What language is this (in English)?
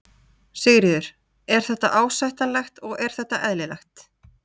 Icelandic